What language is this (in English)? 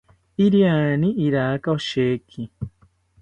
South Ucayali Ashéninka